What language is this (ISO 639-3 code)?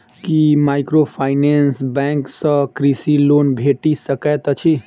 mai